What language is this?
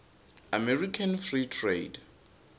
Swati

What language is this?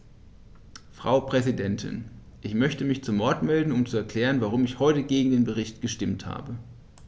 German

